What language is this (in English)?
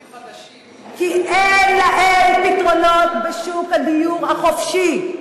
Hebrew